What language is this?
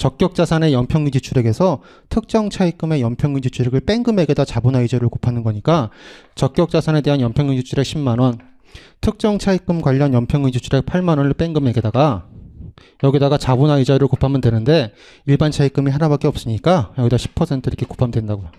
Korean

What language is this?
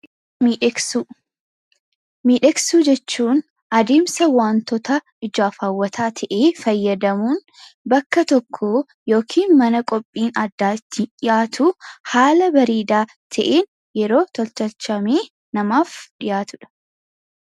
Oromo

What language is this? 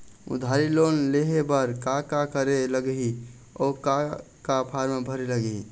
Chhattisgarhi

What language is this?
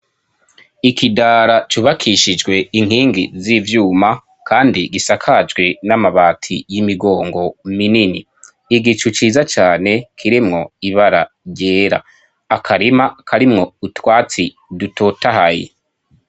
Rundi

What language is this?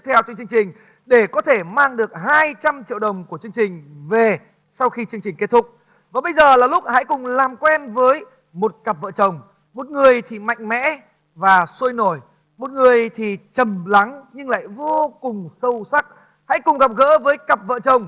Vietnamese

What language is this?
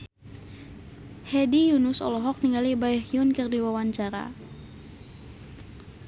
Sundanese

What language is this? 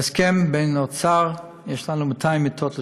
Hebrew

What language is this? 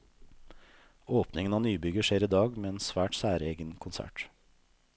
Norwegian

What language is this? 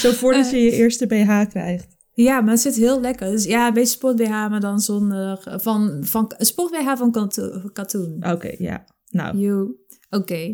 Dutch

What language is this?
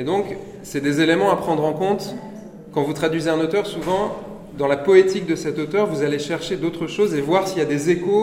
French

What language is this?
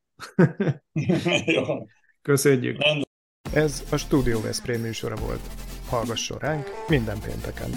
Hungarian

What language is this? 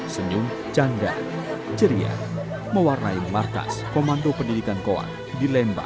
Indonesian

